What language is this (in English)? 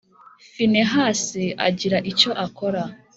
Kinyarwanda